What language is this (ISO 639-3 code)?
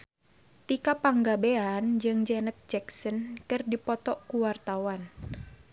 sun